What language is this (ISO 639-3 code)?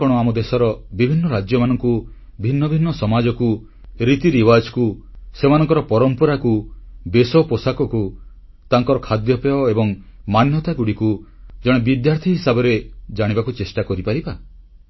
ori